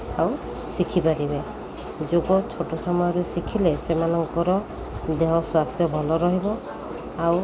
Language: Odia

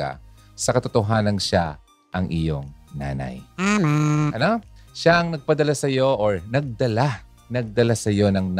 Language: Filipino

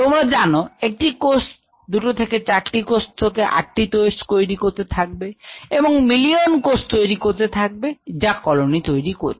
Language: Bangla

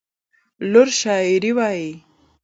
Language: Pashto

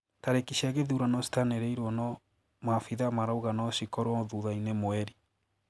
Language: Kikuyu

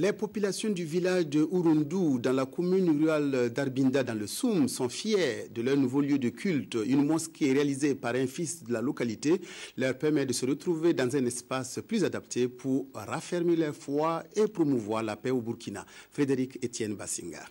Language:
French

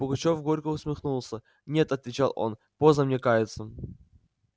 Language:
Russian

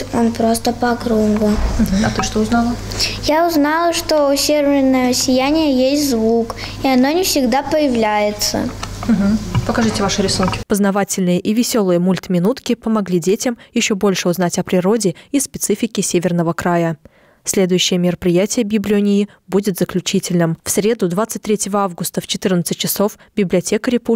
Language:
Russian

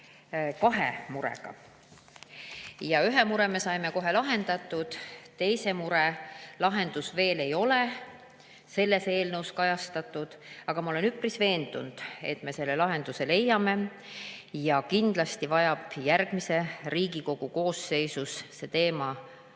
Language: Estonian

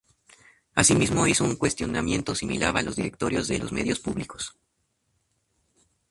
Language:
Spanish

